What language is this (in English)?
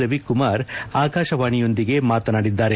Kannada